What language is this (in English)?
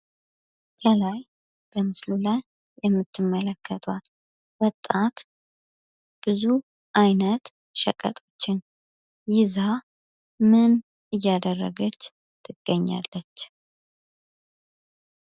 Amharic